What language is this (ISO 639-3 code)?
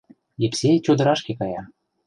chm